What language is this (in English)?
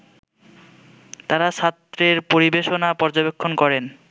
Bangla